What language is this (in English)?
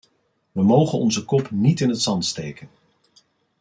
Dutch